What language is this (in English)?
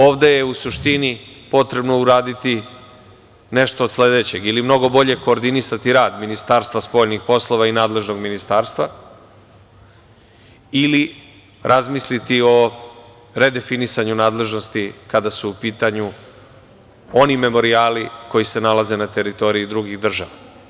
Serbian